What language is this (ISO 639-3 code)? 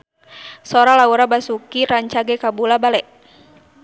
sun